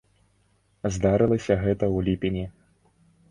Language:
Belarusian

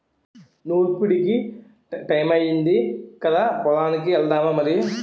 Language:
Telugu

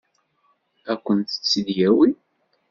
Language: Kabyle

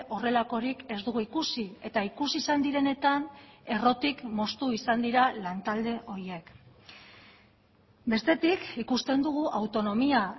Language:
Basque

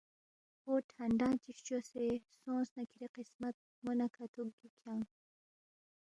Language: Balti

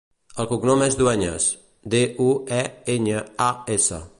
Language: Catalan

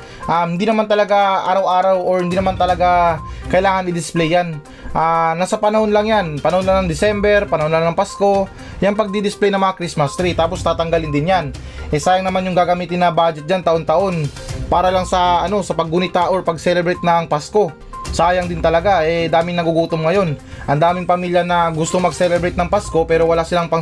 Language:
Filipino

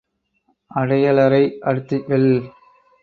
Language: Tamil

